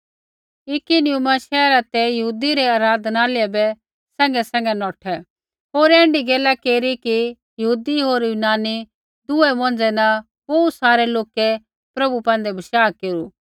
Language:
Kullu Pahari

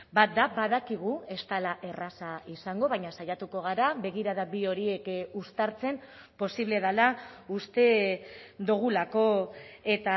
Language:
Basque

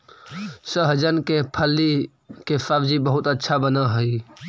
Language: Magahi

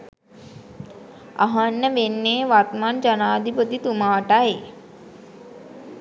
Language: Sinhala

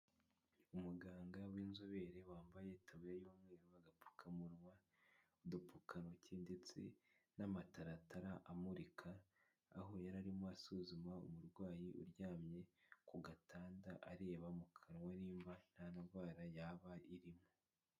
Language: Kinyarwanda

